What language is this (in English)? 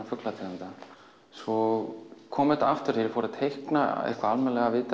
Icelandic